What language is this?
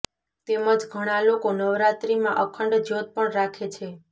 Gujarati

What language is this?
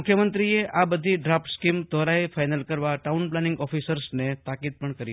Gujarati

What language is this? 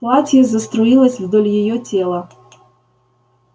Russian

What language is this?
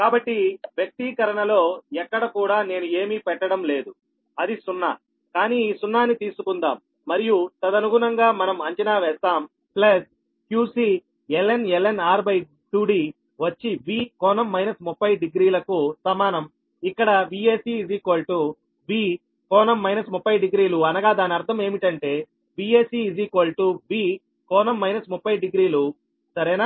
Telugu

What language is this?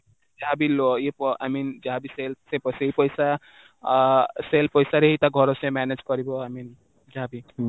Odia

